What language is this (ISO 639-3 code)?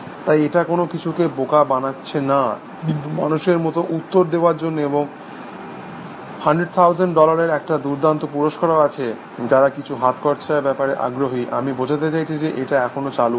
ben